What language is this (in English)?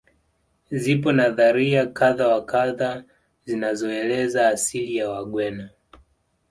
Swahili